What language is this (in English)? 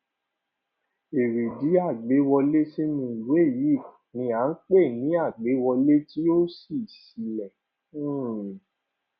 Yoruba